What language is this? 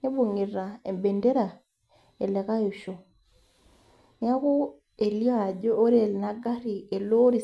Masai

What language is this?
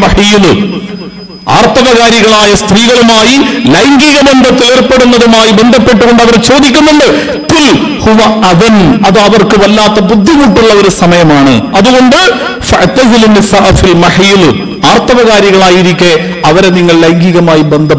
Arabic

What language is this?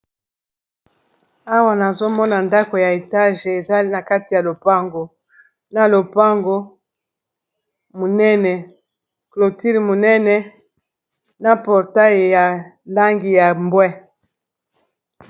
Lingala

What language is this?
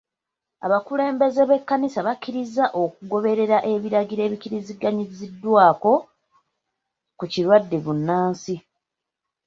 Ganda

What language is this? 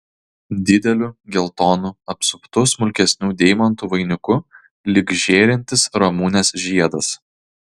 Lithuanian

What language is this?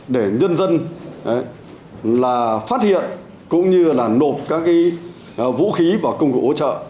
Vietnamese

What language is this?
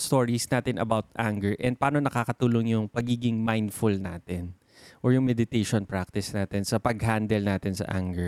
Filipino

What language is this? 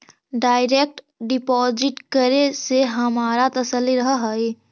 Magahi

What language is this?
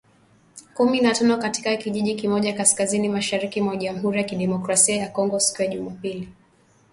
Swahili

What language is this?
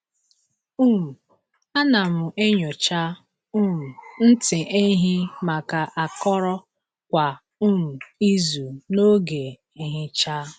Igbo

